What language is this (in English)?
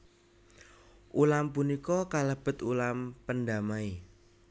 Javanese